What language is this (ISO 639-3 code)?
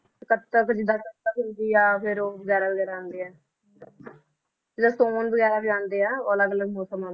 pan